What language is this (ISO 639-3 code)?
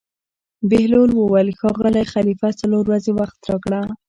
pus